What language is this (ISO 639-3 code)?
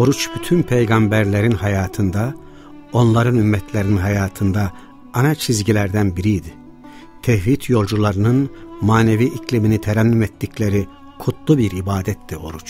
tur